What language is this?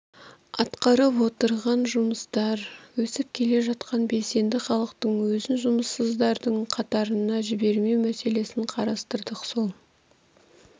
Kazakh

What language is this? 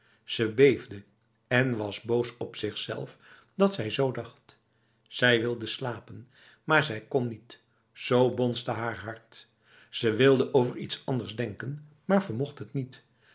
Dutch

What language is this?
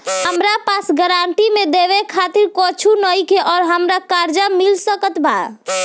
Bhojpuri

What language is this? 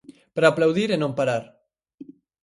Galician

